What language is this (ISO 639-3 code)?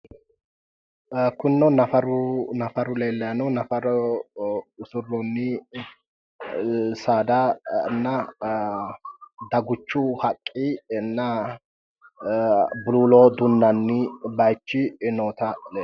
sid